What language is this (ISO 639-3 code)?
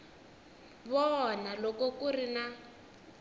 tso